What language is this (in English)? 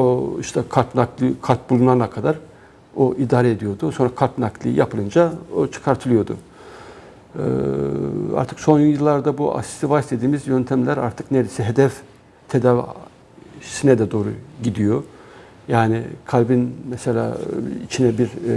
Turkish